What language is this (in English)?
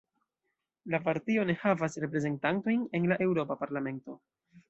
Esperanto